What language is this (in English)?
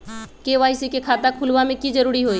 Magahi